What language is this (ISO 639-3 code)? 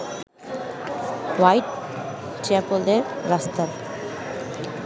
ben